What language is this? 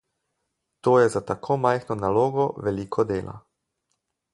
Slovenian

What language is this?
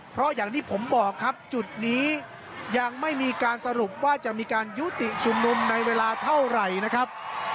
Thai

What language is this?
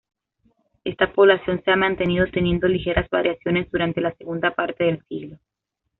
Spanish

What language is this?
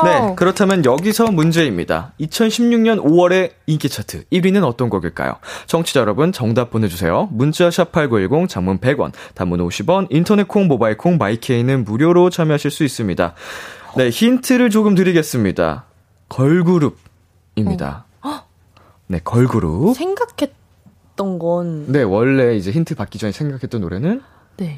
Korean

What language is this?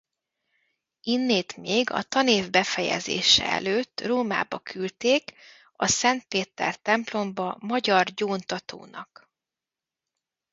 Hungarian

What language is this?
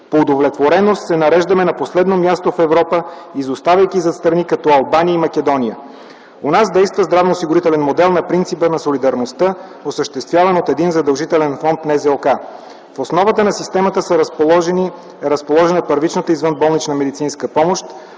Bulgarian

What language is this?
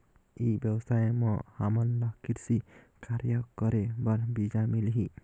Chhattisgarhi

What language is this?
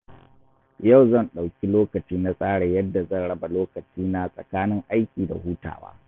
Hausa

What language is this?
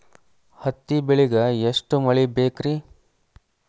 Kannada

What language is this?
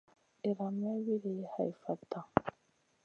Masana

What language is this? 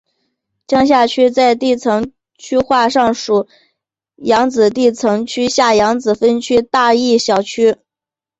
Chinese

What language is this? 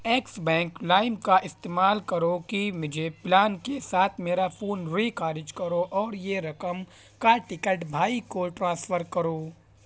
Urdu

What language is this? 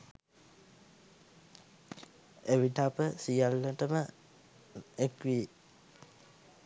Sinhala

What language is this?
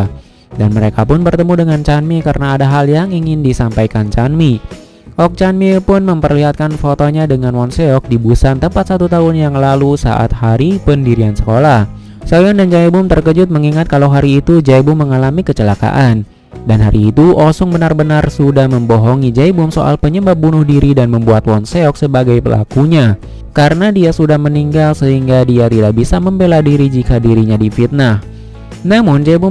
Indonesian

